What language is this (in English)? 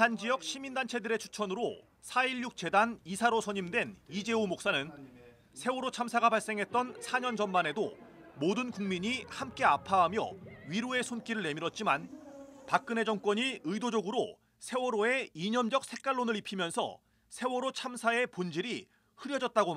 Korean